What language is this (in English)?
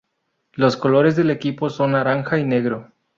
Spanish